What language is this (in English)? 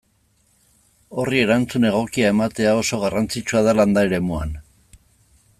Basque